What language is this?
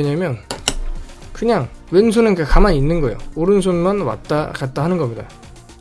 Korean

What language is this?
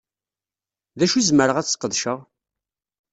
Kabyle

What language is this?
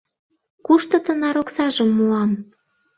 Mari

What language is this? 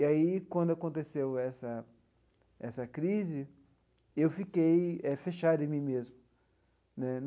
Portuguese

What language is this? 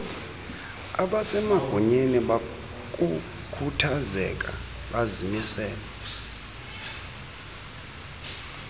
Xhosa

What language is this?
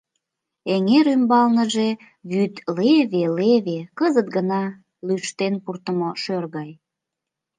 Mari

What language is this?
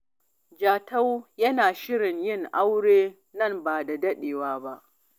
Hausa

